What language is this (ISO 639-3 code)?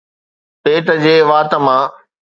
snd